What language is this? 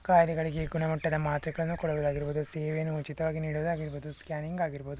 Kannada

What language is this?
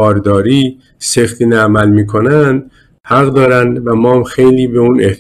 Persian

